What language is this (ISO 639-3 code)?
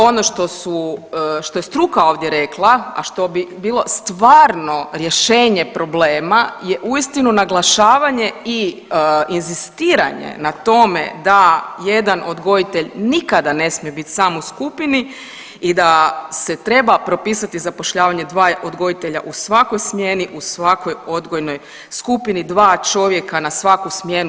hrv